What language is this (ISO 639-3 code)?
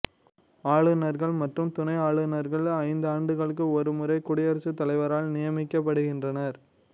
tam